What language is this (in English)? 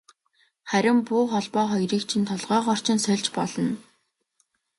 Mongolian